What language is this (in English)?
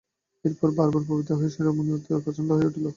Bangla